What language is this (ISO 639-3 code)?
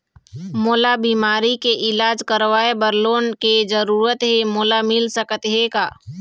hne